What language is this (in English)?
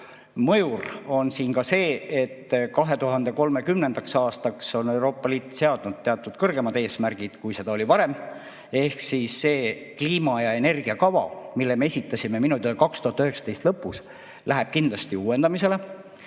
Estonian